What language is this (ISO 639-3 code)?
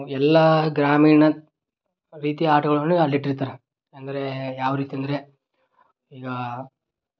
kan